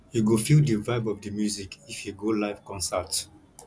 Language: Nigerian Pidgin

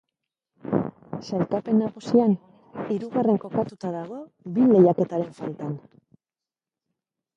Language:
Basque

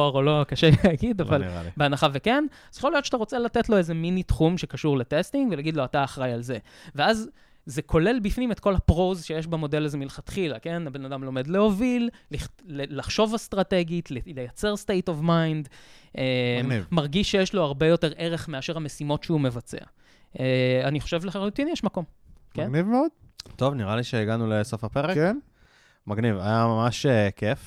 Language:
Hebrew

